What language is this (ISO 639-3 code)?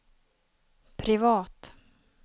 swe